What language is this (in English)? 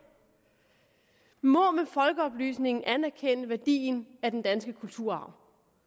Danish